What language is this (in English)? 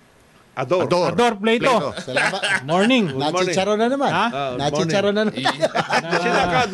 Filipino